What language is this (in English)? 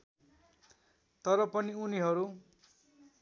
Nepali